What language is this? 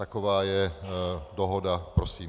Czech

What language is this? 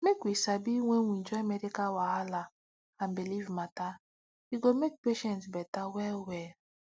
Nigerian Pidgin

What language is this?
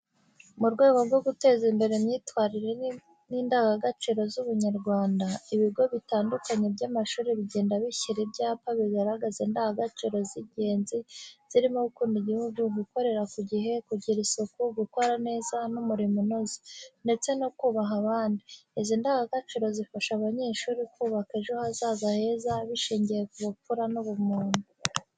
Kinyarwanda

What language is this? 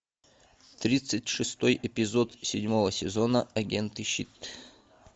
Russian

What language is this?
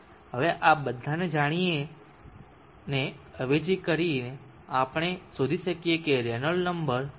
Gujarati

